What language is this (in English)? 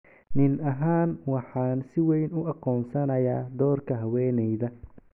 Somali